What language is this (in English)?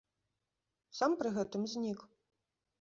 Belarusian